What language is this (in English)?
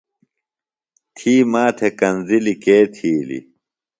Phalura